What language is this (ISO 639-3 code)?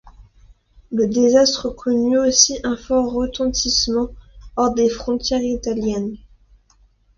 fra